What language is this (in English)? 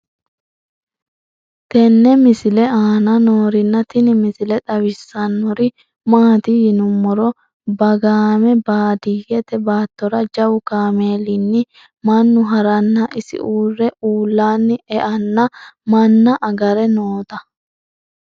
Sidamo